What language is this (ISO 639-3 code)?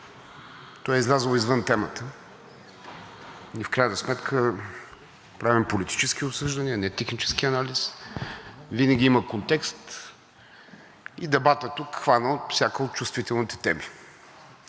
bul